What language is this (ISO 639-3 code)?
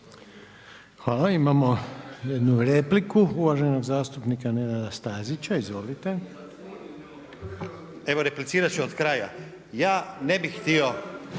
hrv